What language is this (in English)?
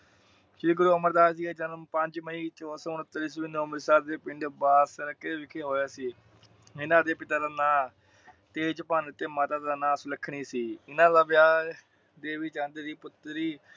Punjabi